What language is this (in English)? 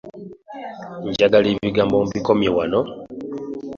Ganda